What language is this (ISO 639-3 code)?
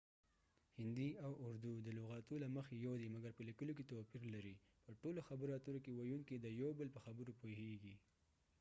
pus